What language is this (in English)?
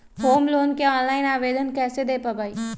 Magahi